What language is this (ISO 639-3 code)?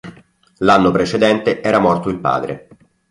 ita